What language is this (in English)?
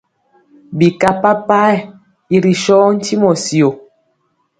Mpiemo